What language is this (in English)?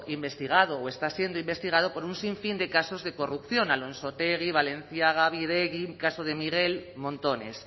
Spanish